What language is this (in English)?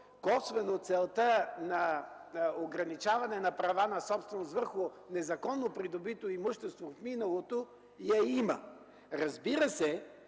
Bulgarian